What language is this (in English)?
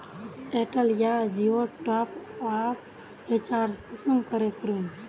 Magahi